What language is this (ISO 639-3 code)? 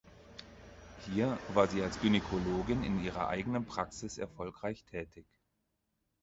deu